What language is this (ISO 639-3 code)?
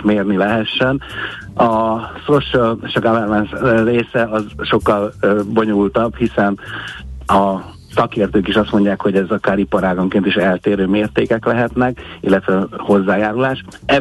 hun